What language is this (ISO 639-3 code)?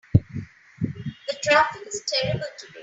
eng